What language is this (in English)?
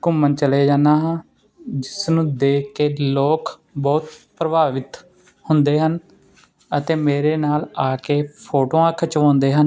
Punjabi